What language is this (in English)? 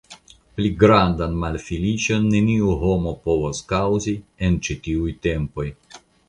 Esperanto